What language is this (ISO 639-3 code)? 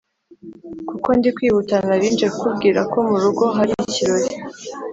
kin